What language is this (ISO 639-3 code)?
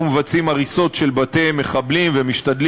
heb